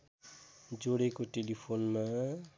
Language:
Nepali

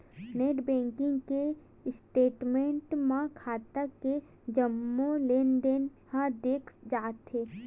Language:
Chhattisgarhi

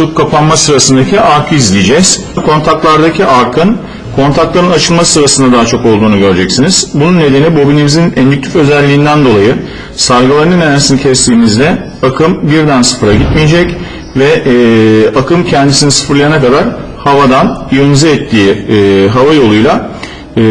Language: Turkish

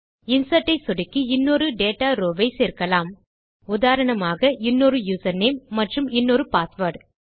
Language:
Tamil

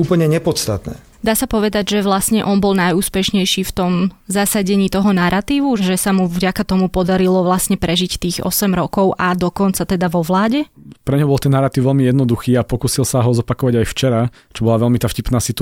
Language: Slovak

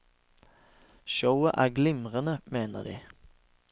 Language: Norwegian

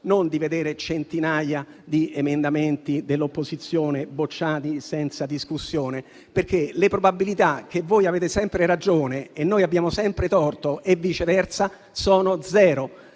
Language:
Italian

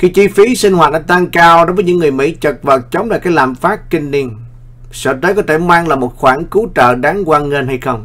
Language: Vietnamese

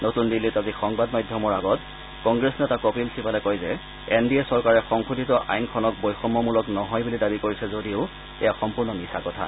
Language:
Assamese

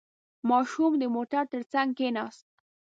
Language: Pashto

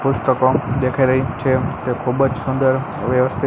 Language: Gujarati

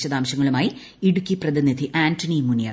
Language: Malayalam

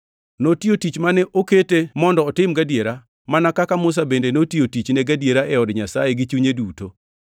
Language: Luo (Kenya and Tanzania)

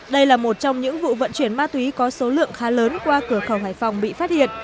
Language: Vietnamese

